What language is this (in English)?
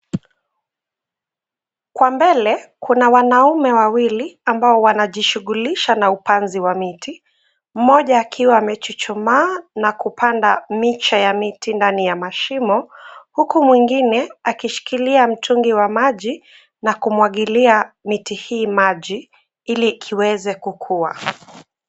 Swahili